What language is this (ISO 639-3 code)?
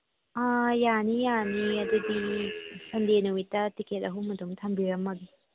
mni